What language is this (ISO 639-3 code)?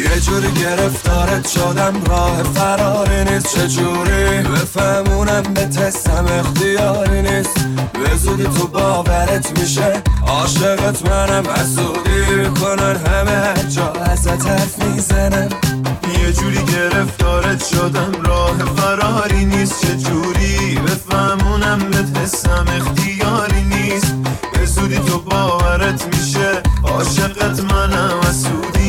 fas